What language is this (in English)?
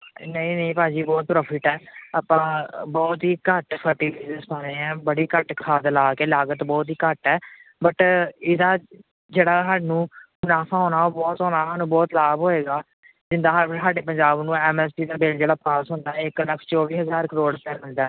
Punjabi